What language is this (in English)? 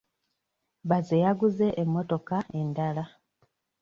Ganda